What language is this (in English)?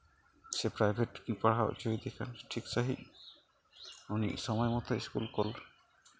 Santali